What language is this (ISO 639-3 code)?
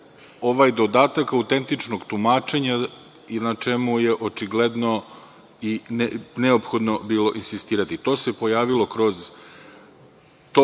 srp